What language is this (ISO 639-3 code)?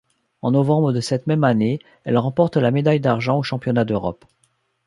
fra